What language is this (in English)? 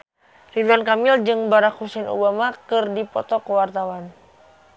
Sundanese